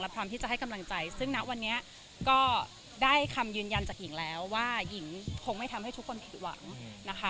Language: Thai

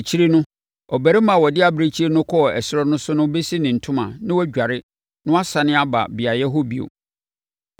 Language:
Akan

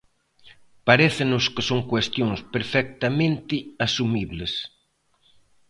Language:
Galician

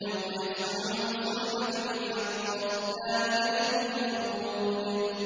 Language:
Arabic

